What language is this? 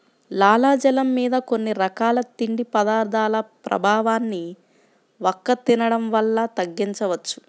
Telugu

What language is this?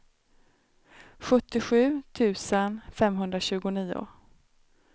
Swedish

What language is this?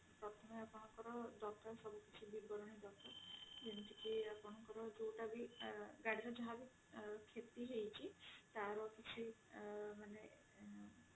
Odia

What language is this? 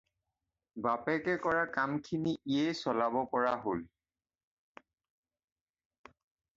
Assamese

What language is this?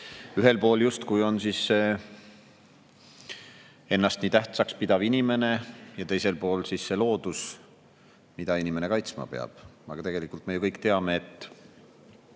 Estonian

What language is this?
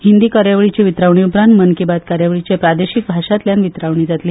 Konkani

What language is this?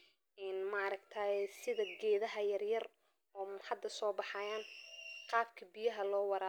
Somali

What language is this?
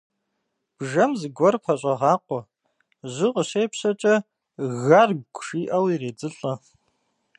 Kabardian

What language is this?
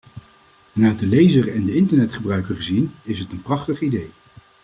Dutch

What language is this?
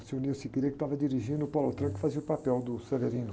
Portuguese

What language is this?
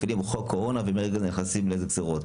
Hebrew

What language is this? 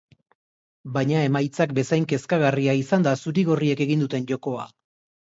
Basque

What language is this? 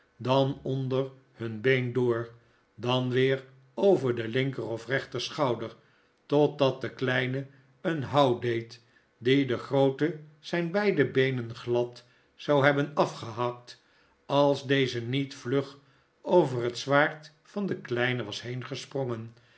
Dutch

